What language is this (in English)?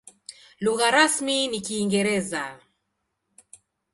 Swahili